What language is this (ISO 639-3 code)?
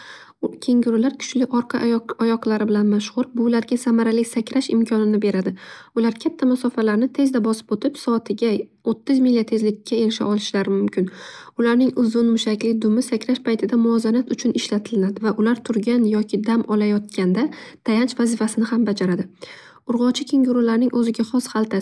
uzb